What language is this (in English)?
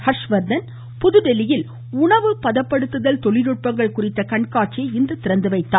Tamil